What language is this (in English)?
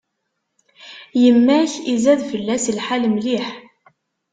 Kabyle